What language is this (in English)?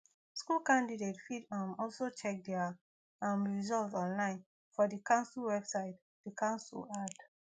Nigerian Pidgin